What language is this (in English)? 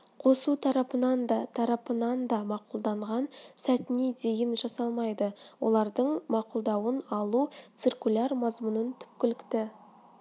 Kazakh